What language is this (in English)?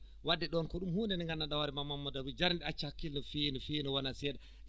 Fula